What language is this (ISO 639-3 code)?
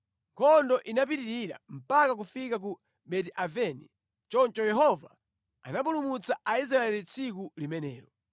nya